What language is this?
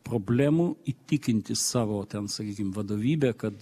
Lithuanian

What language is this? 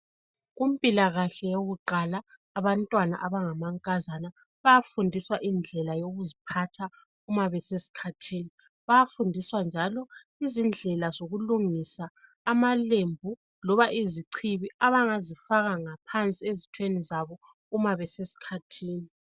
North Ndebele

